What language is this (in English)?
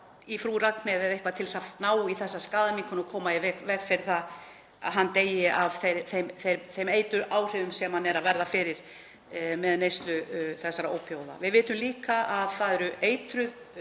Icelandic